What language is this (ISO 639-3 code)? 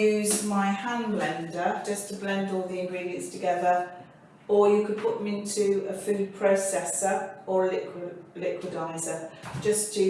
eng